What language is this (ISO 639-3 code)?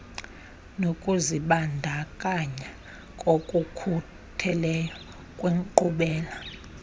xho